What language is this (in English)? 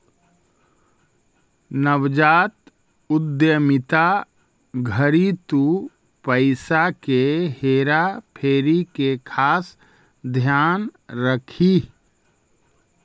Magahi